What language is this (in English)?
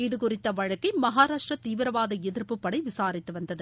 Tamil